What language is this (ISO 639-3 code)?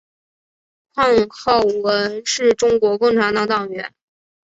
zho